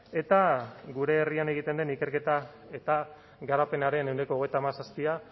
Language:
Basque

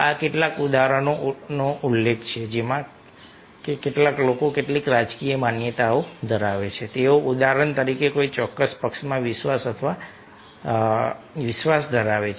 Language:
Gujarati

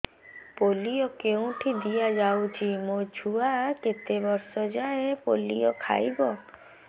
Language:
Odia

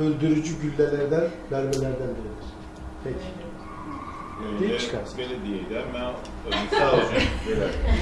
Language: Turkish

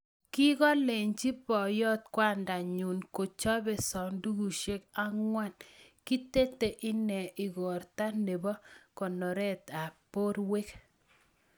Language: Kalenjin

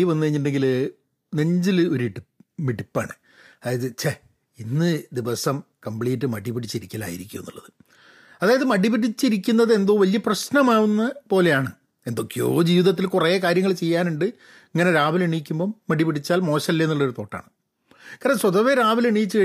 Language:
Malayalam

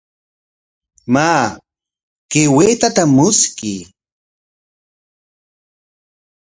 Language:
Corongo Ancash Quechua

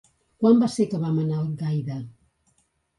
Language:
Catalan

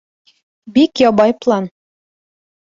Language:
Bashkir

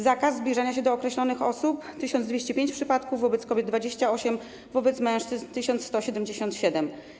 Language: Polish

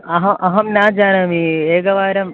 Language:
Sanskrit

